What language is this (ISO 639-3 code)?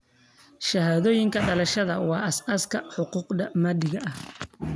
som